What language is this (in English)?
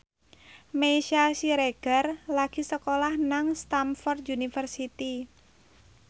Javanese